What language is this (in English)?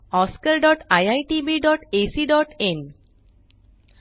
Marathi